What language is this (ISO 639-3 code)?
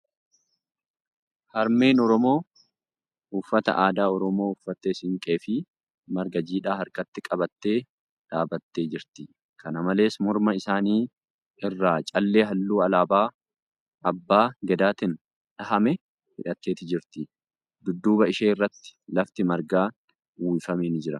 orm